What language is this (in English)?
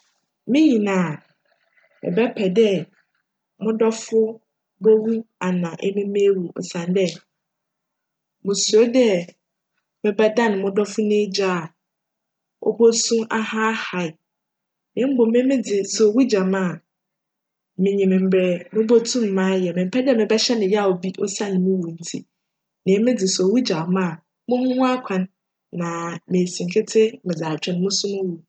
Akan